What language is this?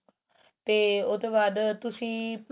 Punjabi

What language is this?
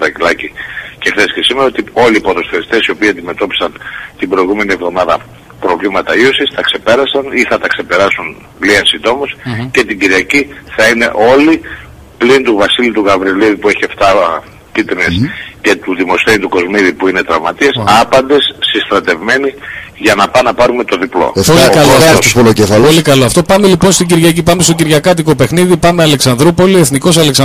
Greek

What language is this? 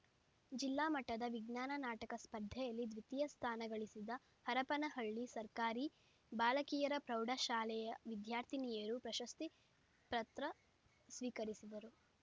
Kannada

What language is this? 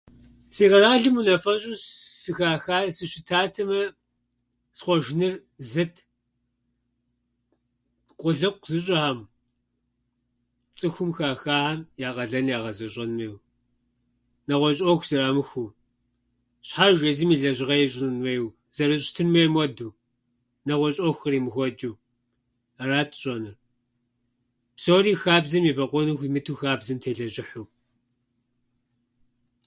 Kabardian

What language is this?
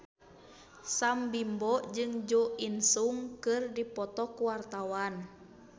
Sundanese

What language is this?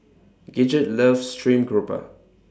English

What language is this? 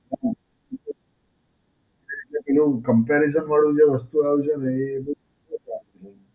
Gujarati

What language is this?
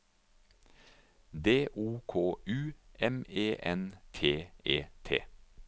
Norwegian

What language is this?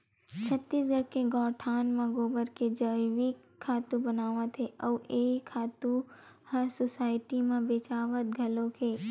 Chhattisgarhi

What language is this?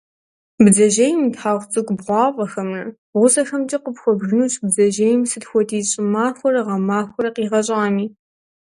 Kabardian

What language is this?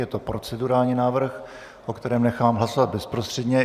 Czech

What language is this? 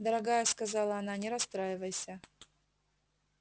Russian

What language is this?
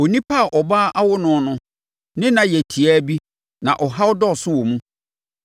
Akan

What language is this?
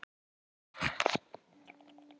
Icelandic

